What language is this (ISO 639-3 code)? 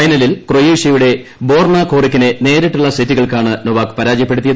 mal